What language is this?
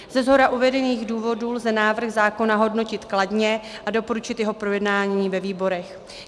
Czech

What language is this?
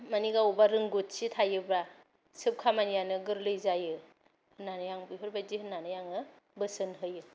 Bodo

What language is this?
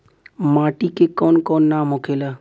Bhojpuri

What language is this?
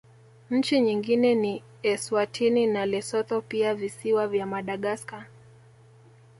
Swahili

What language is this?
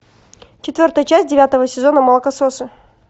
Russian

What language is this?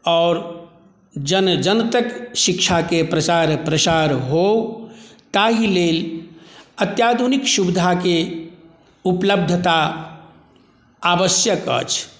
Maithili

